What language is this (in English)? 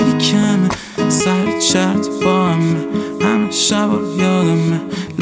Persian